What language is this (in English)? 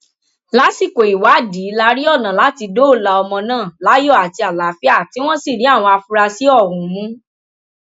Yoruba